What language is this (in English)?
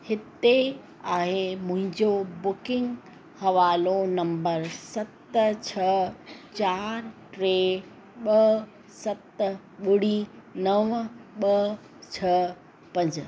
Sindhi